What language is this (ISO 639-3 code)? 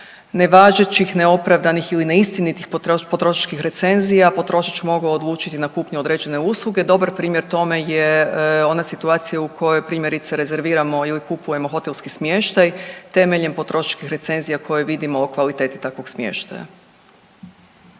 hrv